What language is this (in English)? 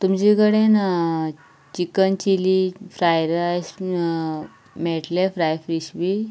Konkani